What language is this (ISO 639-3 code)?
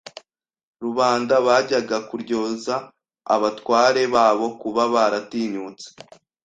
kin